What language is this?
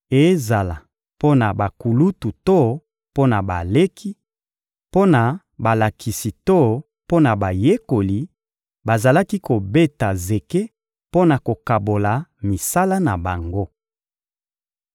Lingala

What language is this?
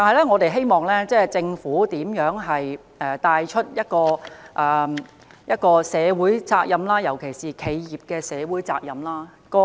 Cantonese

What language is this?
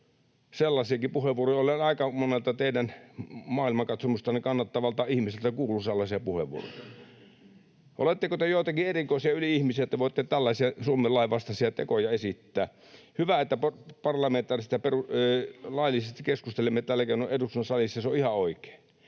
Finnish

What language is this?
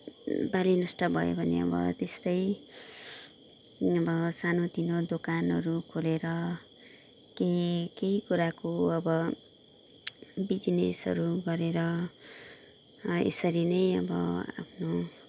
Nepali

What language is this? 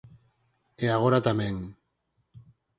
Galician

